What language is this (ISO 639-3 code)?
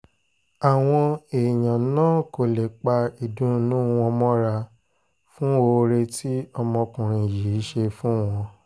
yor